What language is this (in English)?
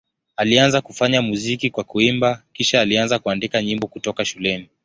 Swahili